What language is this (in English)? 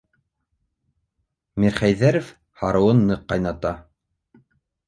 Bashkir